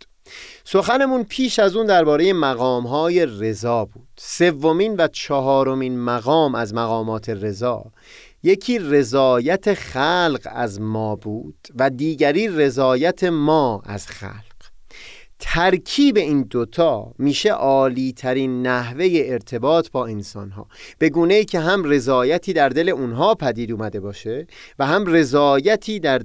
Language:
Persian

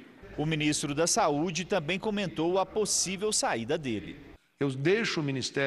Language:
Portuguese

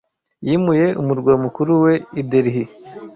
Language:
Kinyarwanda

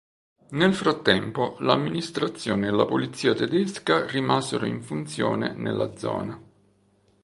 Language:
Italian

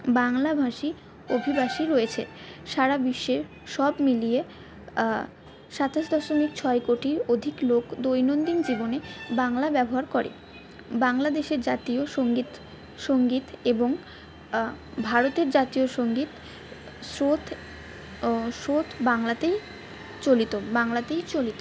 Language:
Bangla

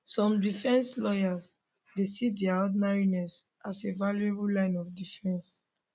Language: Nigerian Pidgin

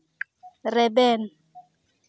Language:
Santali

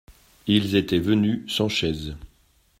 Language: French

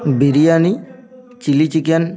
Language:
Bangla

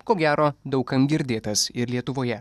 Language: Lithuanian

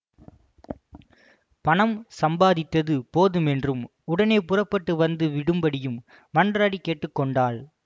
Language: Tamil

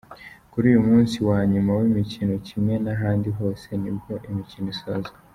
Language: Kinyarwanda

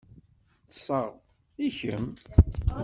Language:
Kabyle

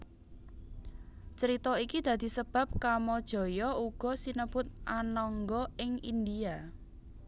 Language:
Javanese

